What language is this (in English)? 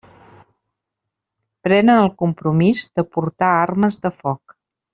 Catalan